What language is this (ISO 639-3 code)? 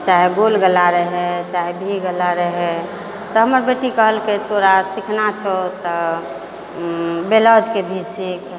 mai